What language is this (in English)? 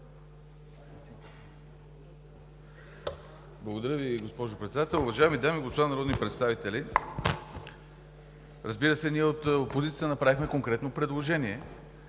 Bulgarian